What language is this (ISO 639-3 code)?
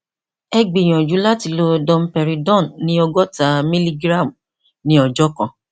yor